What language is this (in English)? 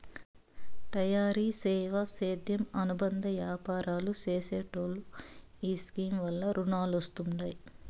Telugu